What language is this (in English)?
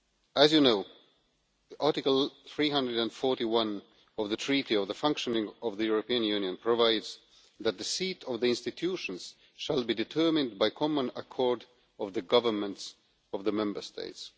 English